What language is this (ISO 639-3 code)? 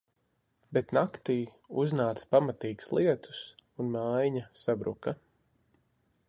lav